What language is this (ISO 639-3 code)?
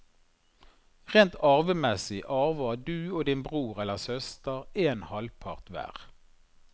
nor